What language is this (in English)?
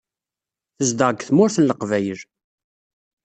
Kabyle